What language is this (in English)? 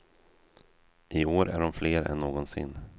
Swedish